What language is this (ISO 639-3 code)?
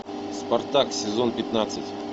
rus